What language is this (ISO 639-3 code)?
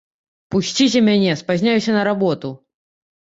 bel